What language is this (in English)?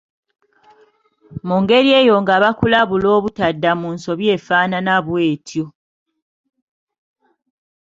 Ganda